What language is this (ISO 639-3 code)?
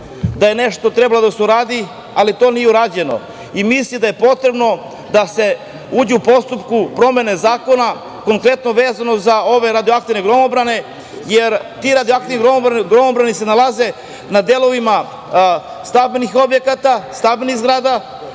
srp